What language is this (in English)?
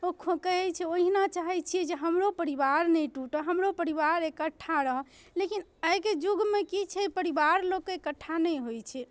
Maithili